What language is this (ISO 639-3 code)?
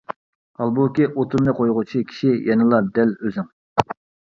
uig